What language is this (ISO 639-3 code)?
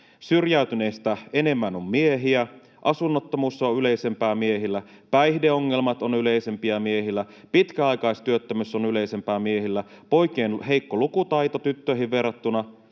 fin